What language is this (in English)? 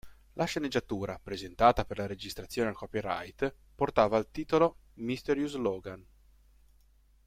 Italian